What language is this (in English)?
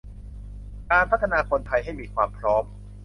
Thai